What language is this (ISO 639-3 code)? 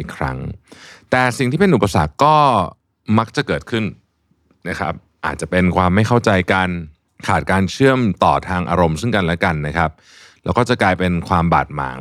tha